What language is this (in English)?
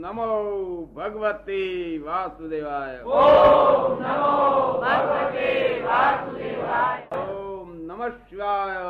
Gujarati